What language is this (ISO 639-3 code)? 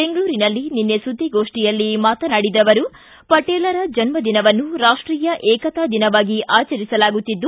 kan